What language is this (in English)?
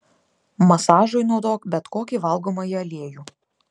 Lithuanian